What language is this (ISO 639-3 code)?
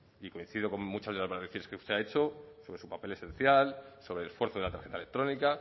spa